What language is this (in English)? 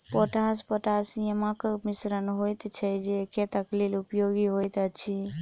Maithili